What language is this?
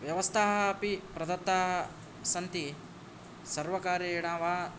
Sanskrit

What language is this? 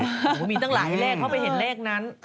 Thai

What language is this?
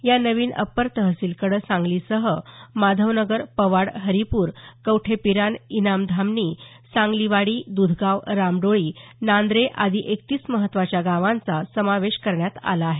Marathi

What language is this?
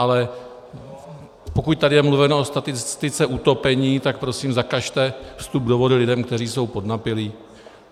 Czech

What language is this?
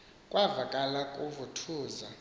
Xhosa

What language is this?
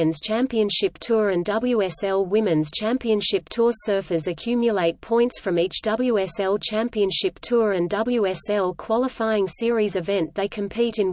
English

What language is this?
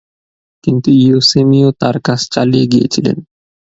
Bangla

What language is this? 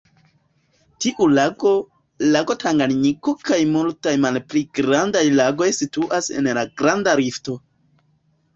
Esperanto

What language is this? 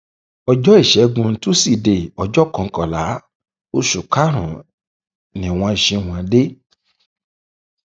Yoruba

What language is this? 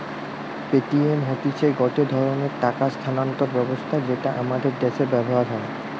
Bangla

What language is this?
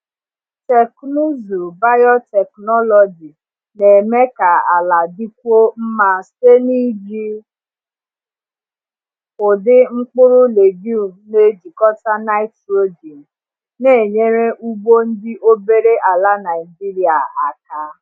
Igbo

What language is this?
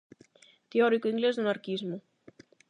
Galician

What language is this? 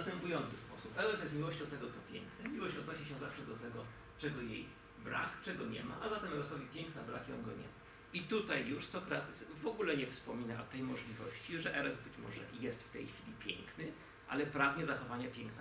Polish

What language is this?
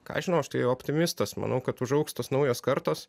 Lithuanian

